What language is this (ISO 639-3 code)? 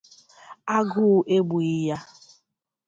ibo